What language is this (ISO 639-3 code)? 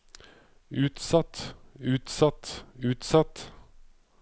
nor